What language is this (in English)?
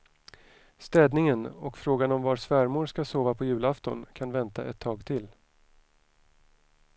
Swedish